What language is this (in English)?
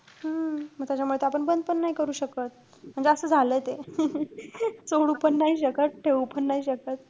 Marathi